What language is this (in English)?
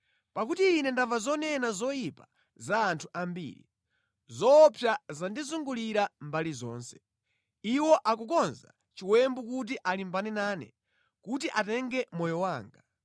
Nyanja